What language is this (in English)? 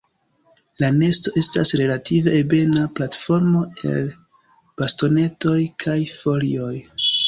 Esperanto